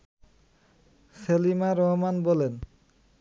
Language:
Bangla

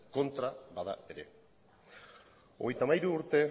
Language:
Basque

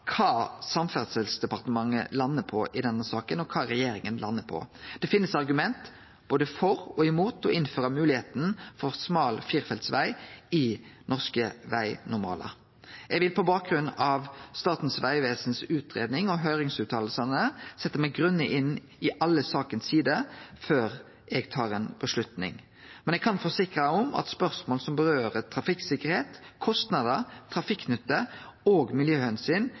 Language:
Norwegian Nynorsk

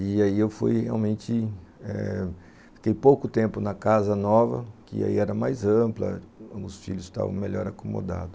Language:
Portuguese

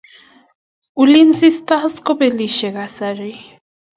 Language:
Kalenjin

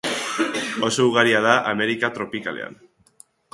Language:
Basque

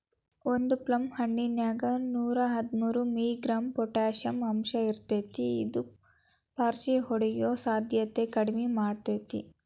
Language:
Kannada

